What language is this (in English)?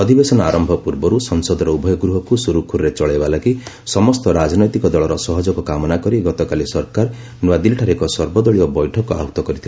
Odia